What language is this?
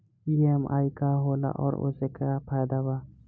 Bhojpuri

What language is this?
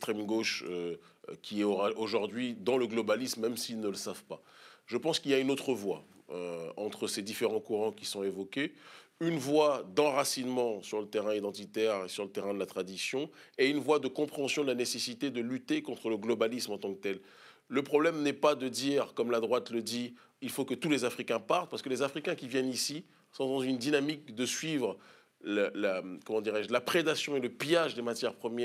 French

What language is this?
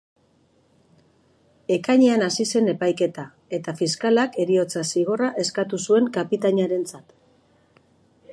Basque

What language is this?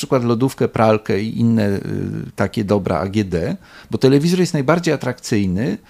Polish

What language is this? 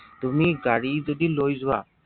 Assamese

